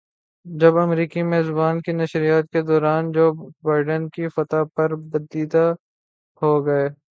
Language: Urdu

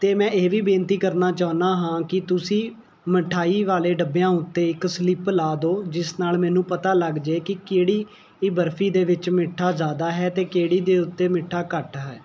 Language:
Punjabi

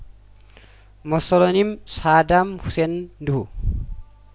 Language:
Amharic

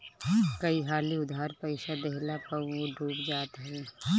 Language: Bhojpuri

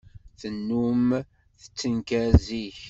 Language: Kabyle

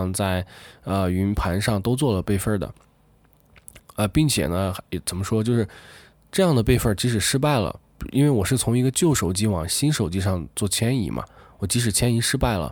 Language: Chinese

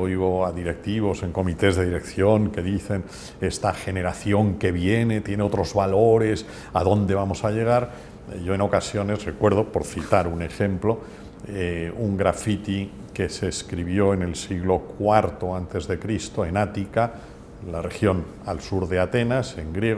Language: Spanish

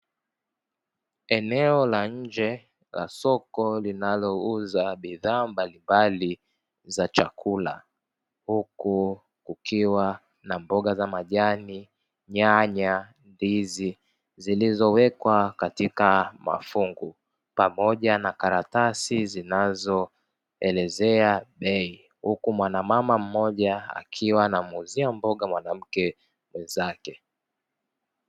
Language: Swahili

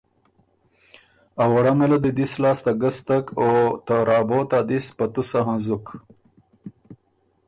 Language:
Ormuri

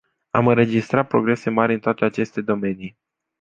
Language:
Romanian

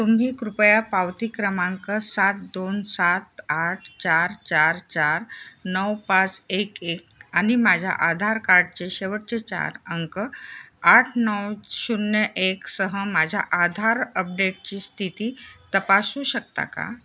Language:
Marathi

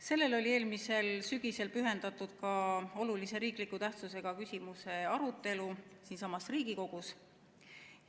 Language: Estonian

